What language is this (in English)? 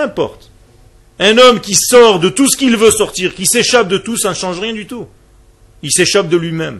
French